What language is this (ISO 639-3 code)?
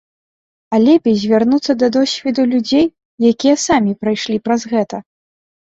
bel